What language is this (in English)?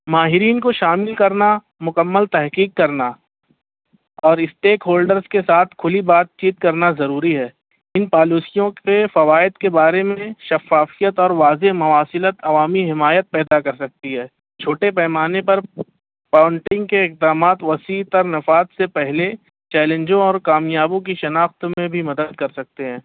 Urdu